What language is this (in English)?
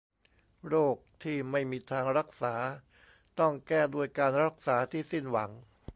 Thai